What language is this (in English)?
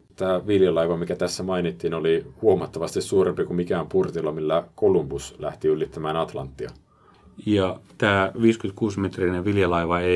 Finnish